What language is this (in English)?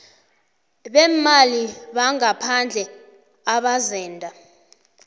South Ndebele